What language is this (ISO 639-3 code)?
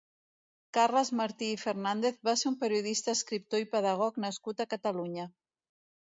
cat